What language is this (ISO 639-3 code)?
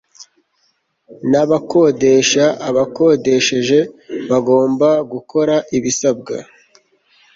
kin